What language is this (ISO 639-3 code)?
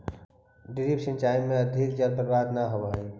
mag